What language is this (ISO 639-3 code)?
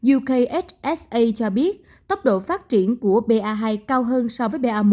vie